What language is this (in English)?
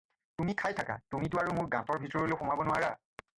Assamese